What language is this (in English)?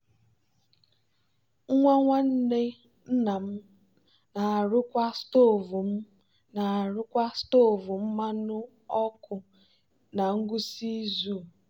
Igbo